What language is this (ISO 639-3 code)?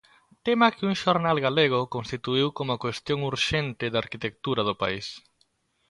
glg